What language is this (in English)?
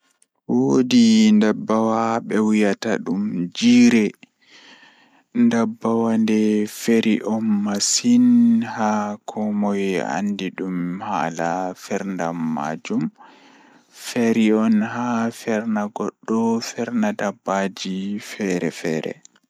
Fula